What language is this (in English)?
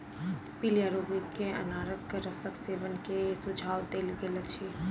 Maithili